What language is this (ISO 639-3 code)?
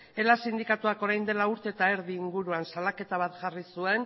eus